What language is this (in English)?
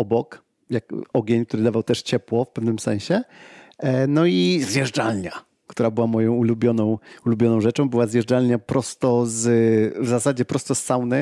Polish